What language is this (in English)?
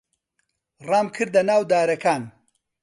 Central Kurdish